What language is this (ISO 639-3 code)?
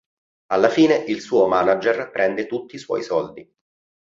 ita